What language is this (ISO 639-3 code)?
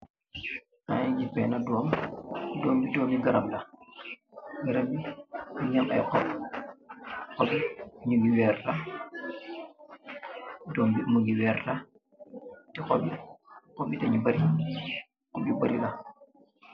wol